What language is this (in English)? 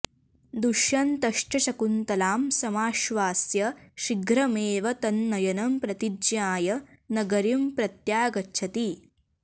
Sanskrit